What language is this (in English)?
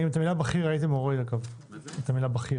Hebrew